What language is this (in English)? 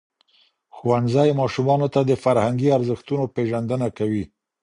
Pashto